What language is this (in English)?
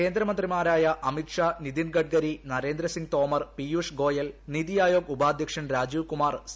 Malayalam